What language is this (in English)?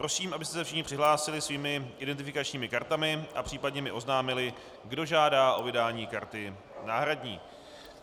Czech